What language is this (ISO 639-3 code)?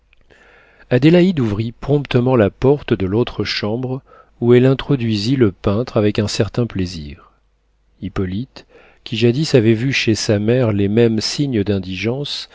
fra